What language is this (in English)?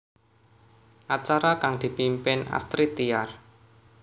Javanese